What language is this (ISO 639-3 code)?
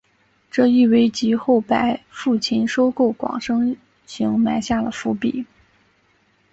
zho